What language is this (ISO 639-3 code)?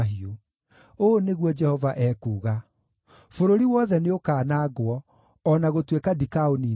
kik